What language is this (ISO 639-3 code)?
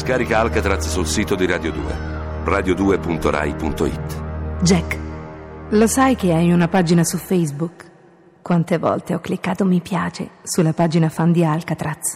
ita